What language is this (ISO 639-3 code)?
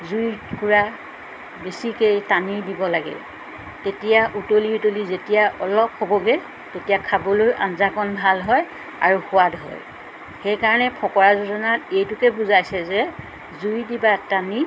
asm